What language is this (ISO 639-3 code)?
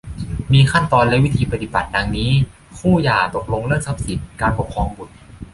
tha